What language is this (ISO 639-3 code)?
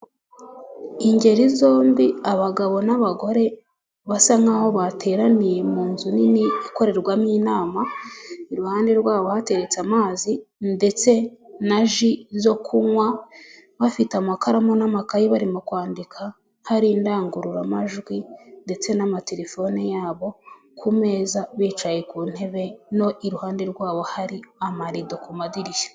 kin